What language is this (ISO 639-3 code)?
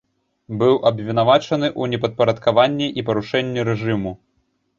bel